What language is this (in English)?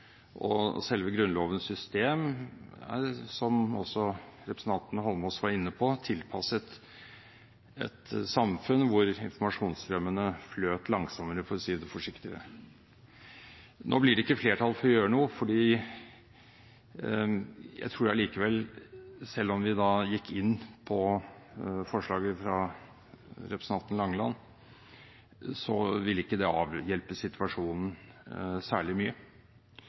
Norwegian Bokmål